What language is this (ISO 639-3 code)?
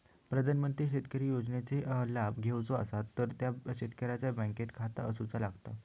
mar